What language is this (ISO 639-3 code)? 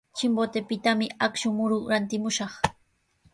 qws